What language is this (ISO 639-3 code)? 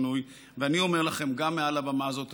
heb